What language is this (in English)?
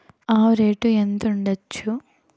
Telugu